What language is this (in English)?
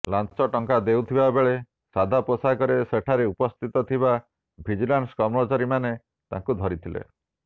Odia